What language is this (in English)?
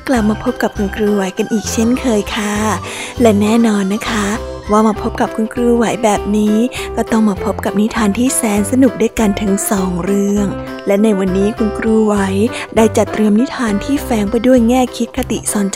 Thai